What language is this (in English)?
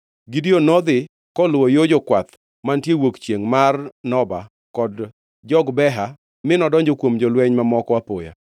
Luo (Kenya and Tanzania)